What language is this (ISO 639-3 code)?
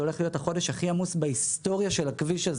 heb